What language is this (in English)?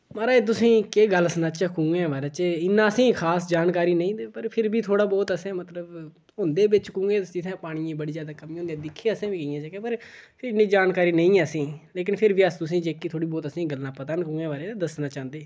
Dogri